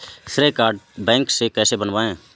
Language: Hindi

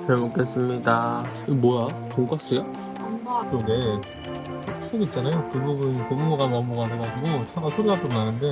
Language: Korean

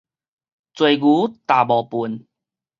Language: Min Nan Chinese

